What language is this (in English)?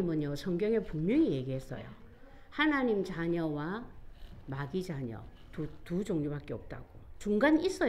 Korean